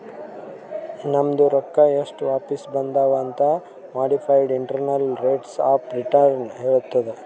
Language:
Kannada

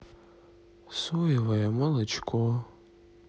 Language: Russian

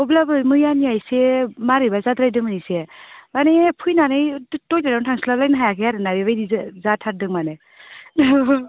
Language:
Bodo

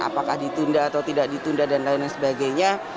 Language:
Indonesian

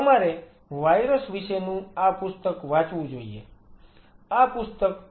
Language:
Gujarati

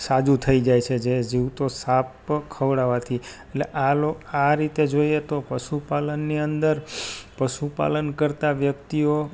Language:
Gujarati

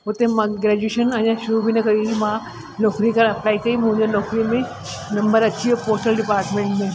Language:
Sindhi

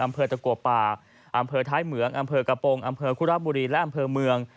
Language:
Thai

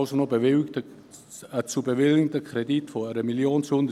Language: Swiss German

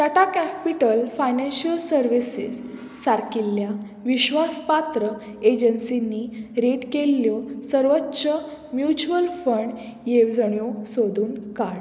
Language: Konkani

